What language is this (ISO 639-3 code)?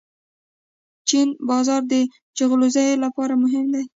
pus